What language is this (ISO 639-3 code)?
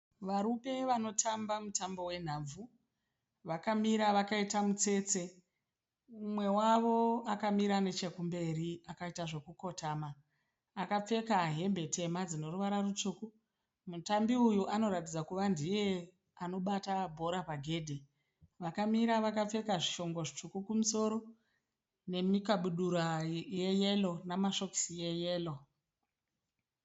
sna